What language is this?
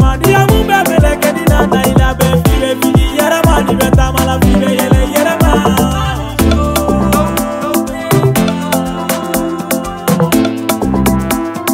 Arabic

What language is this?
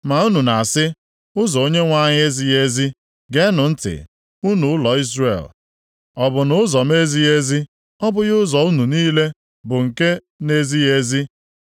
Igbo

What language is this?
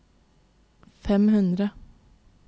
Norwegian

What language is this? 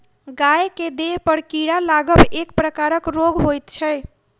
Maithili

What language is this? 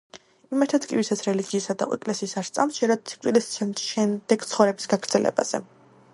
Georgian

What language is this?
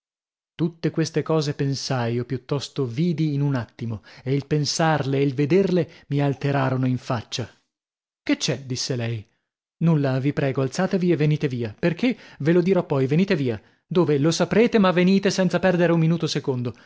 Italian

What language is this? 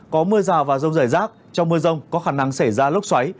Vietnamese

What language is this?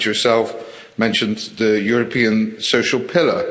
English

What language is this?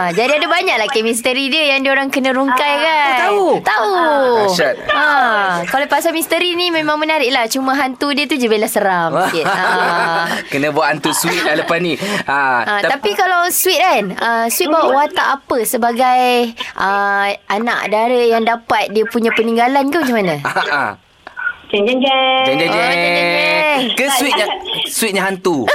Malay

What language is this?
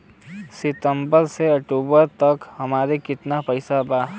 Bhojpuri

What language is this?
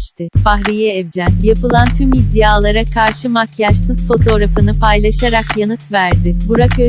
Turkish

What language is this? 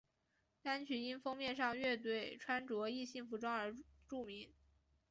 Chinese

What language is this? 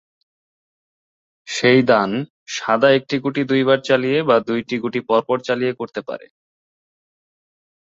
Bangla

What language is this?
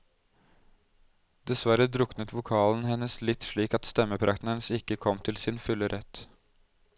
Norwegian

